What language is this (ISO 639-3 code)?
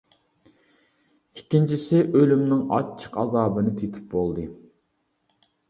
uig